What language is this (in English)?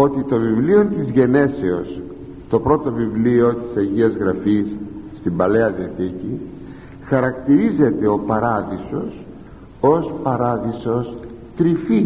Greek